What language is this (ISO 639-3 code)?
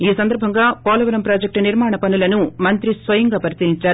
tel